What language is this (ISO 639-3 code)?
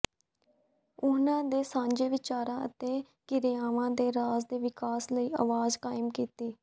pan